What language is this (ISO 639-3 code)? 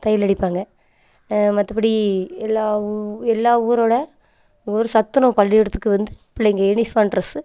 tam